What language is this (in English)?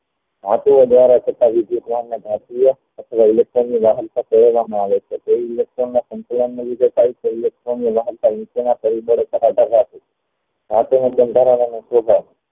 Gujarati